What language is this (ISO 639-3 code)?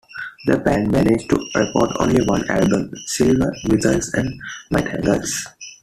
eng